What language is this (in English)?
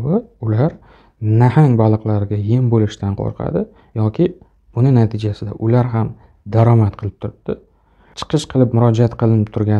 Turkish